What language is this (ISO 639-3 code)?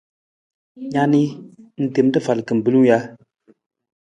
nmz